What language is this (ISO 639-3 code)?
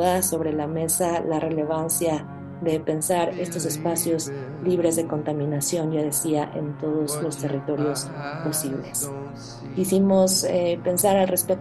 spa